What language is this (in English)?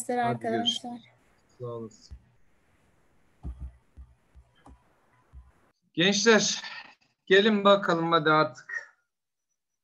Turkish